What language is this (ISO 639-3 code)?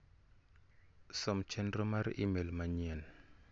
luo